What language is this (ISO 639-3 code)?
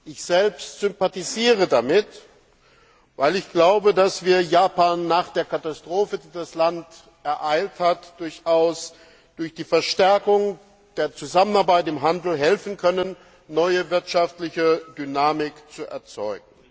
deu